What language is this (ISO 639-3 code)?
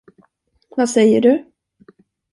swe